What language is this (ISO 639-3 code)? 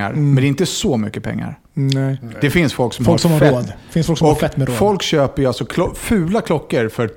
swe